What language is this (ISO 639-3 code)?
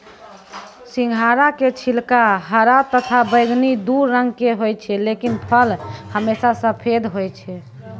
mai